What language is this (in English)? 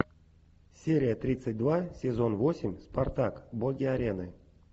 Russian